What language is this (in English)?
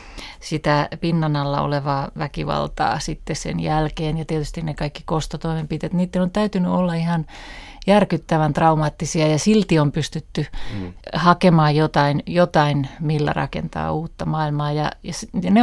Finnish